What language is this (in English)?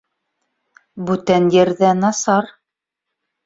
Bashkir